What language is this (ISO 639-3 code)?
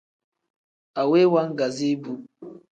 kdh